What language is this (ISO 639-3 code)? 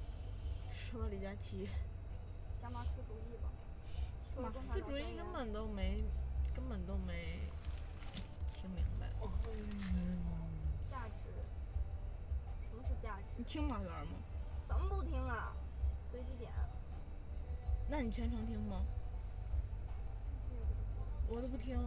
zho